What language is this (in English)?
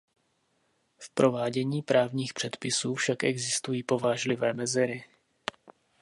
Czech